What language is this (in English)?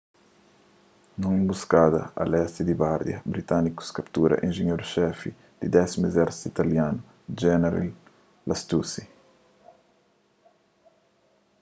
Kabuverdianu